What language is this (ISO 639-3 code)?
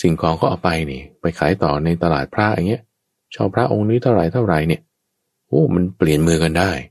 tha